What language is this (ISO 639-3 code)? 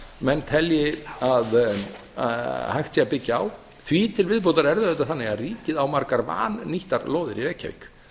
isl